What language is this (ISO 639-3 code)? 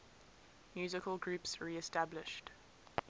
eng